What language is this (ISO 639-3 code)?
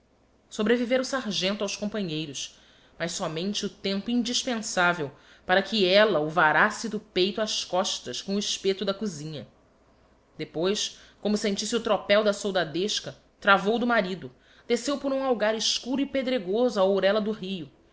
por